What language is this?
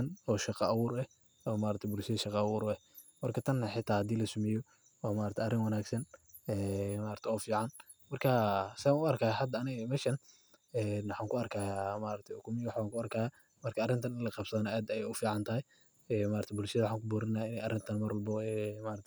Somali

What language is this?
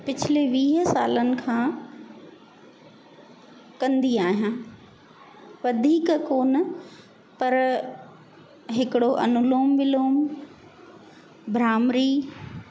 Sindhi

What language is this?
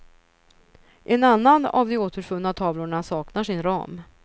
Swedish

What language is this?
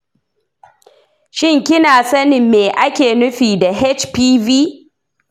Hausa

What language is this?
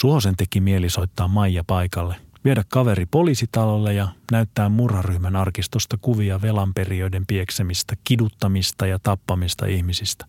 Finnish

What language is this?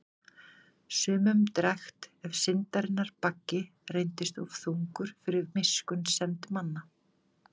Icelandic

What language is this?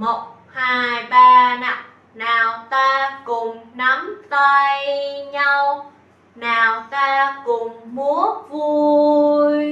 Vietnamese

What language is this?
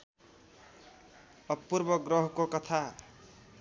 Nepali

